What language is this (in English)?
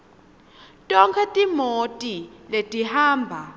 Swati